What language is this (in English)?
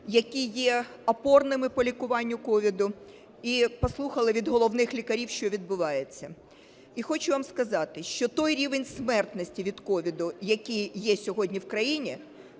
Ukrainian